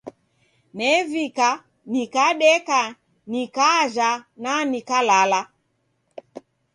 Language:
Taita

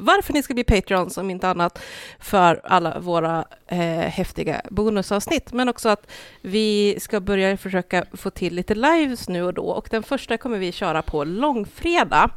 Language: Swedish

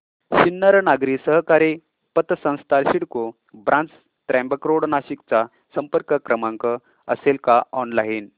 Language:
Marathi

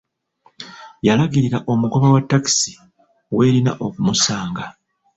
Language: Ganda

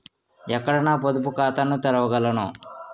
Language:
Telugu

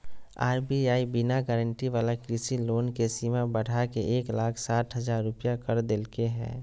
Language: Magahi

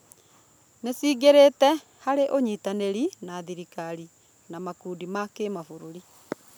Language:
Kikuyu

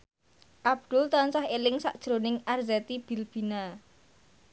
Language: Javanese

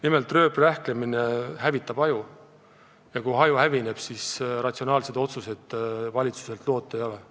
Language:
Estonian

